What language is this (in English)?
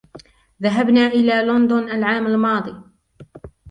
Arabic